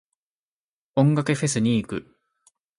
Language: Japanese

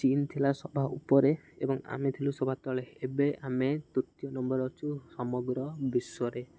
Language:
Odia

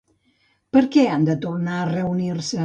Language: Catalan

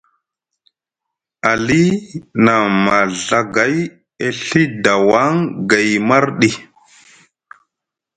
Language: Musgu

